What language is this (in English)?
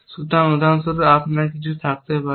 Bangla